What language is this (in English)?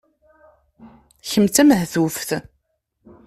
Kabyle